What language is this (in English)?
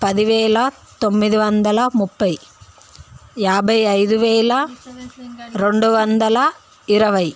Telugu